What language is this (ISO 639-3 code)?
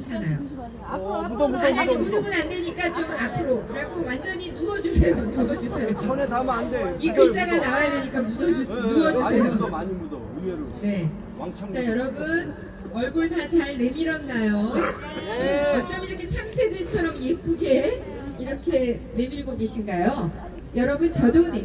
kor